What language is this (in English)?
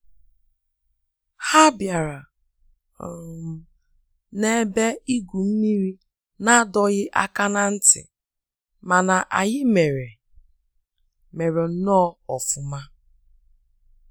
Igbo